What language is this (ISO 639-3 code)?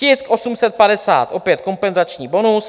ces